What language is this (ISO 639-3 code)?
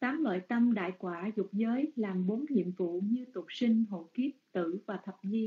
vie